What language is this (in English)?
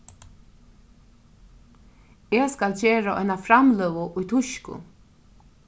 Faroese